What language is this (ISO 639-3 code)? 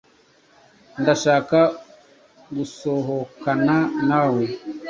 kin